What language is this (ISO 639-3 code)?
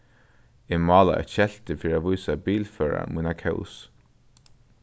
fao